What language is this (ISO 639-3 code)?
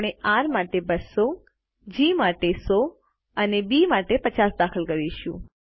guj